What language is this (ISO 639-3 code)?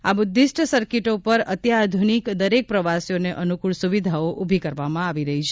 guj